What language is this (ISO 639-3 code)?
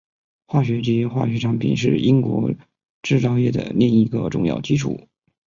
zho